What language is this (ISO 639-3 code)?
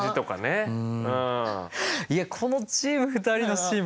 jpn